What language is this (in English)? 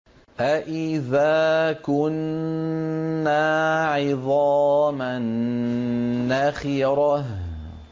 Arabic